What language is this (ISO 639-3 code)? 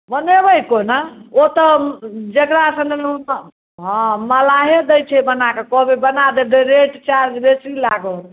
mai